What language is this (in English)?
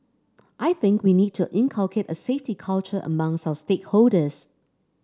English